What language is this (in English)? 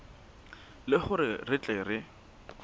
Southern Sotho